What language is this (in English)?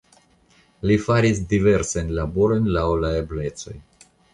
Esperanto